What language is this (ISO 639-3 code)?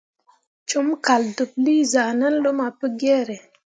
mua